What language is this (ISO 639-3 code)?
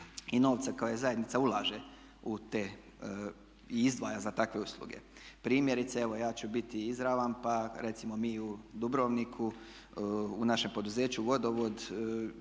hrv